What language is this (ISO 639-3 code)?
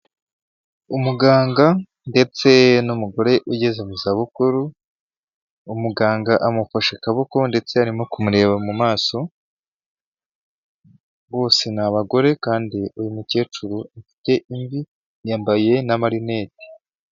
kin